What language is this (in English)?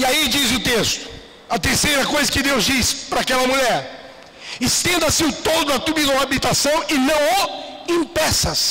Portuguese